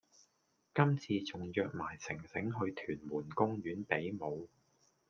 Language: Cantonese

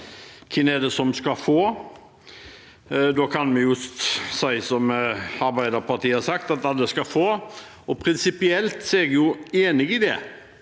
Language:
Norwegian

